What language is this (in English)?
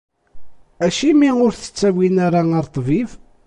Kabyle